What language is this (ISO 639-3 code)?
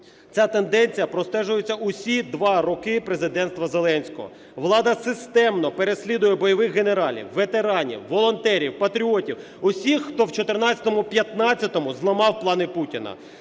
ukr